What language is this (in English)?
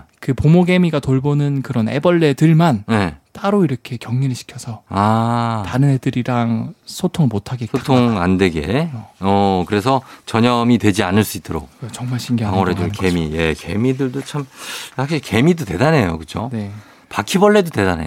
Korean